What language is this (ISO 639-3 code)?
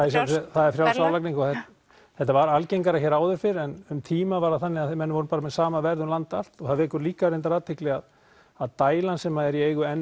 isl